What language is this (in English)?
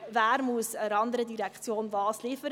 Swiss German